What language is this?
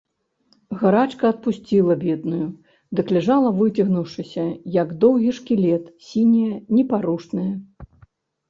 Belarusian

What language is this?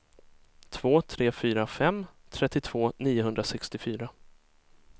Swedish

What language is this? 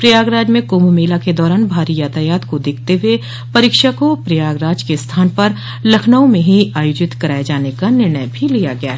Hindi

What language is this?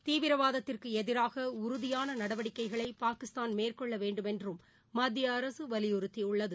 Tamil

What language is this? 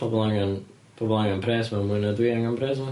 Welsh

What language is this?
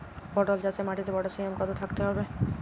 Bangla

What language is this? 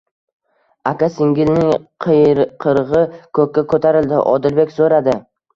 Uzbek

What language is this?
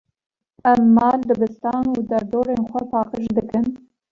Kurdish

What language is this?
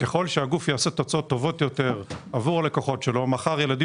Hebrew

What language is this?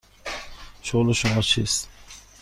Persian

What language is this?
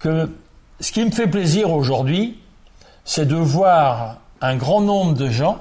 French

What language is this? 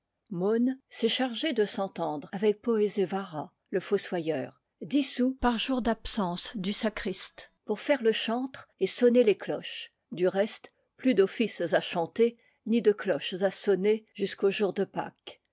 French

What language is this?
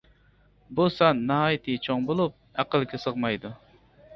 Uyghur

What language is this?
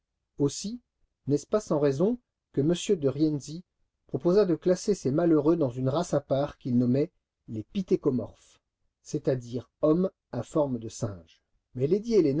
French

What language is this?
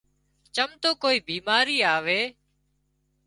Wadiyara Koli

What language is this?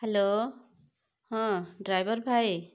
Odia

